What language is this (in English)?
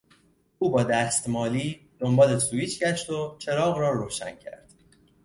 Persian